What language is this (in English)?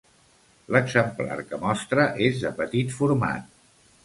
Catalan